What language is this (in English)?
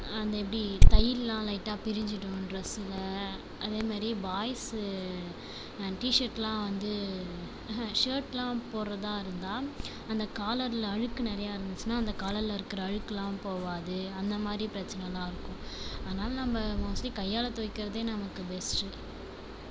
Tamil